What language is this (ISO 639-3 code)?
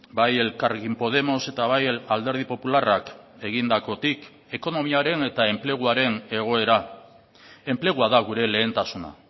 eus